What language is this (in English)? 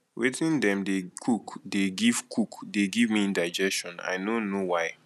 Nigerian Pidgin